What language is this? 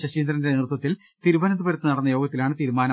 Malayalam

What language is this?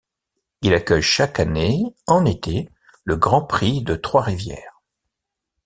French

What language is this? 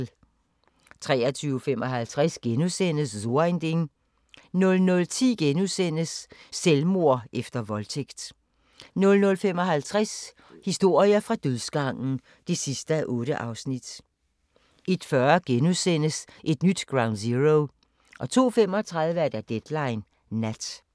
Danish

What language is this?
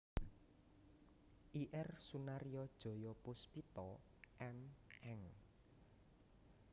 Javanese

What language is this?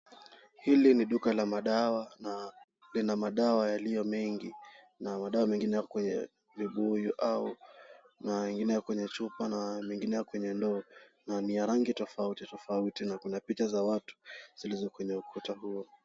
Swahili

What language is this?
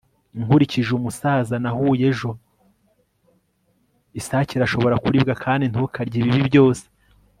Kinyarwanda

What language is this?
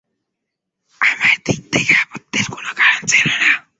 Bangla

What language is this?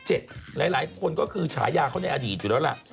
Thai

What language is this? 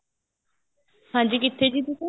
Punjabi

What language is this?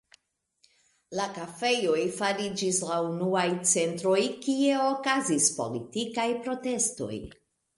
Esperanto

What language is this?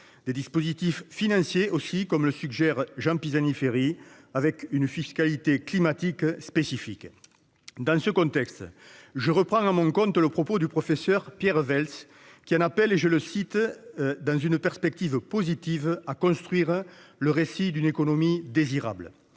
French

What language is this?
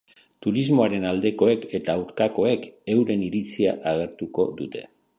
Basque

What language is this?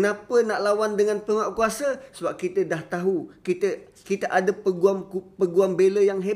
Malay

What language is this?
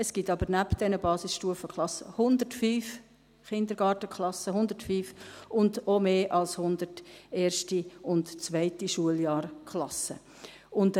Swiss German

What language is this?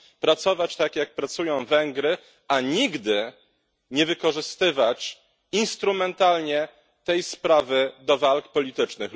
Polish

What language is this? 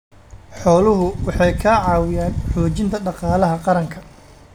Somali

